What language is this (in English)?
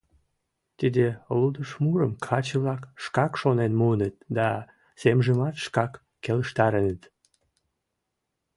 Mari